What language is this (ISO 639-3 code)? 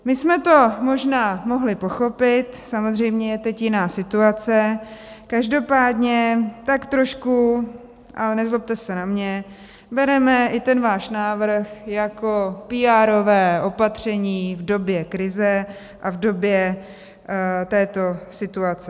ces